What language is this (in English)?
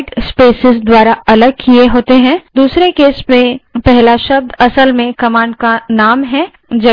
Hindi